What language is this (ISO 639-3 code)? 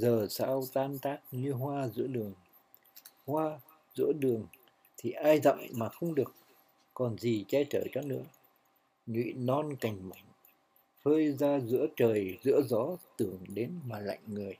vie